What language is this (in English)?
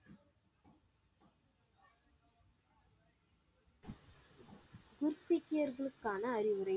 Tamil